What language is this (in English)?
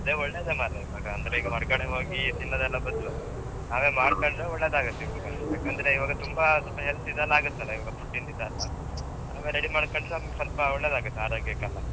Kannada